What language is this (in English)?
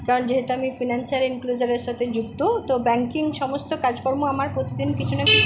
Bangla